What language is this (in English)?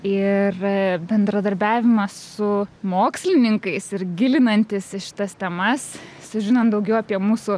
Lithuanian